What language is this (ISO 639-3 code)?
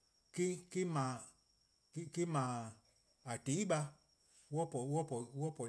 kqo